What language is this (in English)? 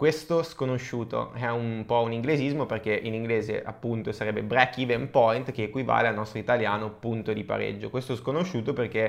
Italian